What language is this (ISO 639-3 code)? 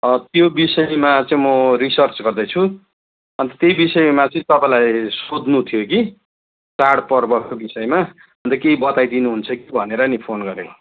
nep